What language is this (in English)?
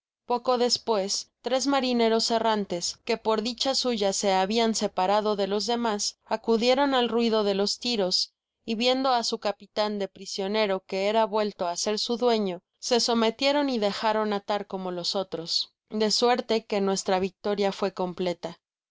Spanish